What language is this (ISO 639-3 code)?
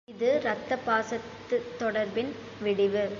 tam